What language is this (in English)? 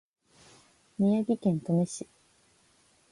Japanese